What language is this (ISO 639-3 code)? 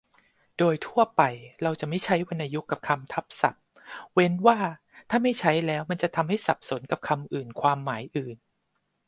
tha